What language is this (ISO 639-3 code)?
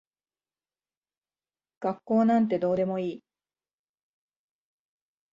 jpn